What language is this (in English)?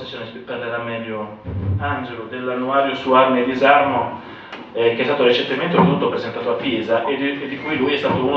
Italian